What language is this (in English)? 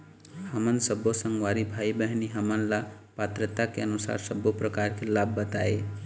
Chhattisgarhi